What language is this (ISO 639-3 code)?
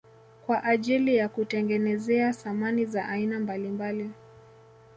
swa